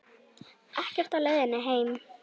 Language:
Icelandic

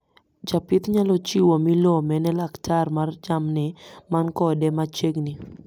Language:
Luo (Kenya and Tanzania)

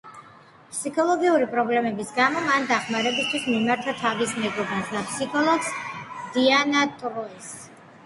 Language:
Georgian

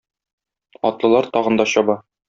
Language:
Tatar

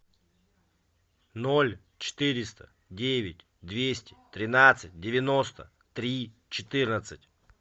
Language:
Russian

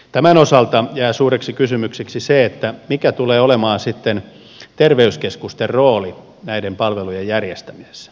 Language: Finnish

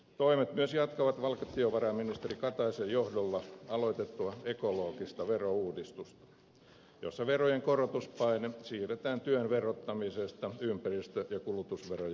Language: Finnish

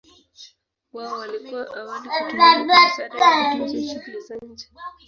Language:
Swahili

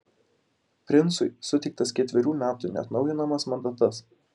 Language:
Lithuanian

